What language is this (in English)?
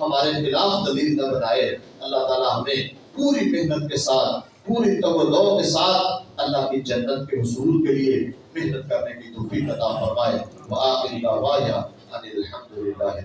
Urdu